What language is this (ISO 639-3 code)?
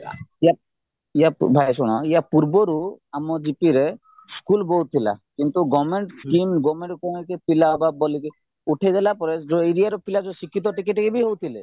ori